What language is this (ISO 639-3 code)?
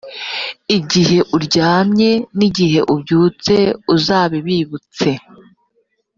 kin